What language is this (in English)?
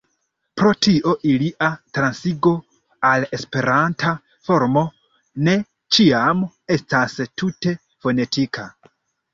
Esperanto